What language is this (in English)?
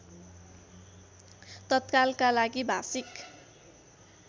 Nepali